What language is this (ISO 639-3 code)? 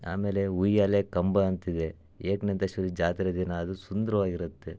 kan